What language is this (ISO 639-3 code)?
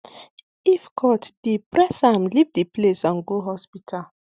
pcm